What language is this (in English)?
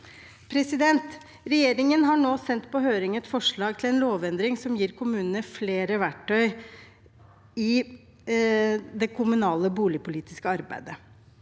Norwegian